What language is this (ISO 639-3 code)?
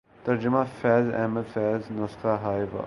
urd